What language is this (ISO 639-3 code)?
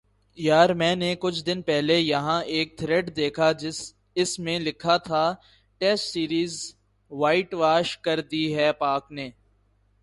urd